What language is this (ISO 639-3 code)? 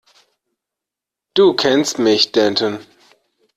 deu